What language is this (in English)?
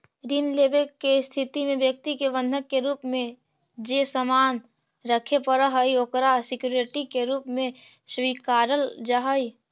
Magahi